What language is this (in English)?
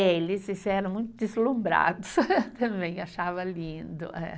Portuguese